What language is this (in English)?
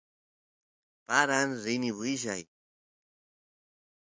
Santiago del Estero Quichua